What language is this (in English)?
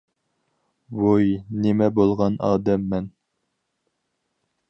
Uyghur